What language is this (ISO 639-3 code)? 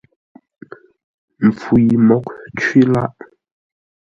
nla